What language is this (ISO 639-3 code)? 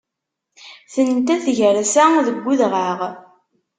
kab